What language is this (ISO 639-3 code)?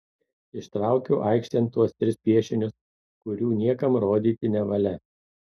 lit